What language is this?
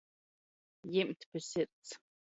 Latgalian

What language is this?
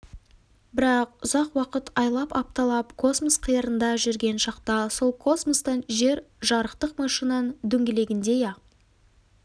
Kazakh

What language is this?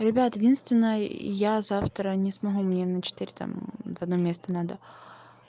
Russian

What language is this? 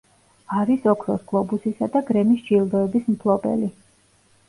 Georgian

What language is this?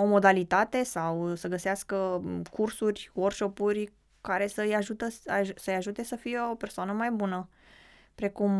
Romanian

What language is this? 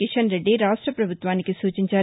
Telugu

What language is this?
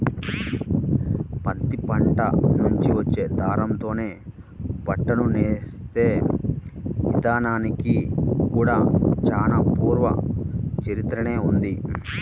Telugu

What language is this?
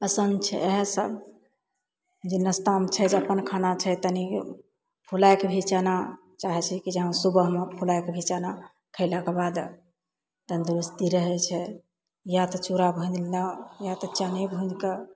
Maithili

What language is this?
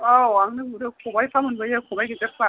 Bodo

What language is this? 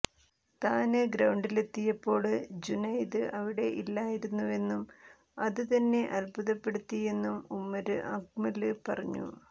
Malayalam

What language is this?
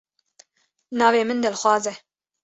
Kurdish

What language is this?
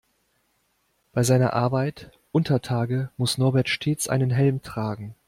German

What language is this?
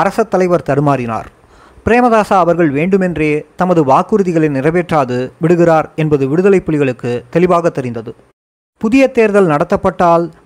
Tamil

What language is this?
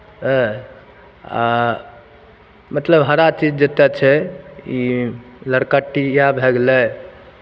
Maithili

